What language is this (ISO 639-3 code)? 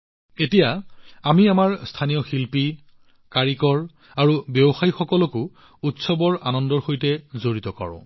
asm